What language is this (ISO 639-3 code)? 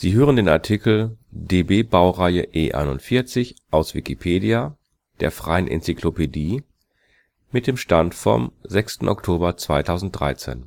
deu